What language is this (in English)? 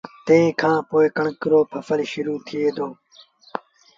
Sindhi Bhil